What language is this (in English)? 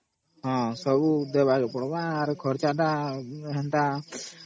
Odia